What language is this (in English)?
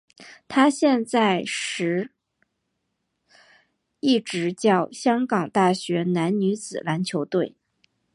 Chinese